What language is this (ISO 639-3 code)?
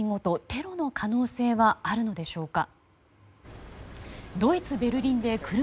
jpn